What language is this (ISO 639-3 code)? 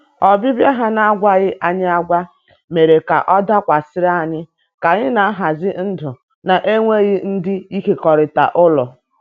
ibo